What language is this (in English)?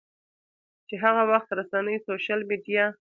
Pashto